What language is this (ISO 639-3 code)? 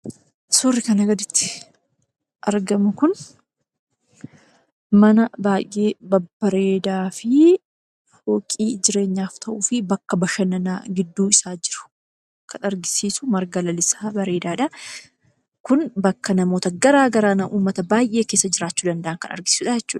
orm